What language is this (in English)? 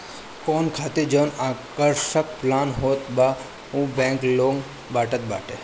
Bhojpuri